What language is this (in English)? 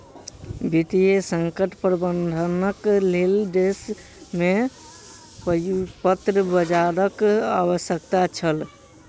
Maithili